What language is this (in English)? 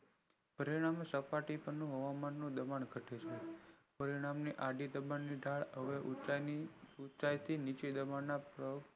Gujarati